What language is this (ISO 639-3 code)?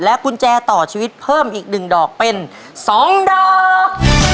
tha